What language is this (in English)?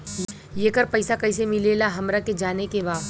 Bhojpuri